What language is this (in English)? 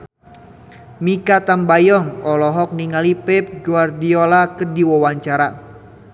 Sundanese